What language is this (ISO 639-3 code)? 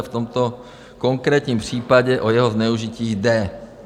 ces